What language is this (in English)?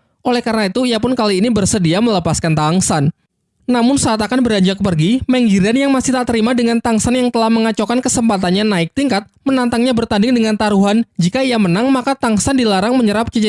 Indonesian